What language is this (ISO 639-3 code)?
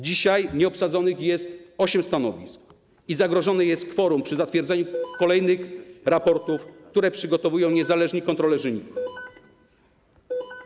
pol